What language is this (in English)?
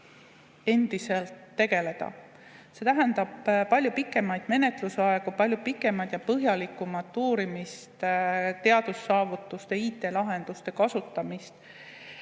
Estonian